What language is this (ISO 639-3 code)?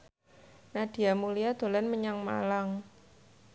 jav